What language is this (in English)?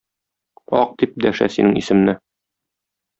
Tatar